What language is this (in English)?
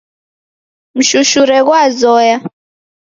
Taita